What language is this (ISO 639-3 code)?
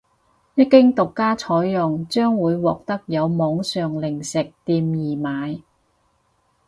yue